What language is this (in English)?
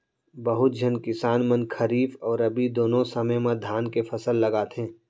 Chhattisgarhi